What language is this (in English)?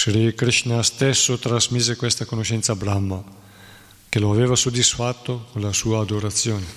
Italian